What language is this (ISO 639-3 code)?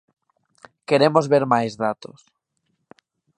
glg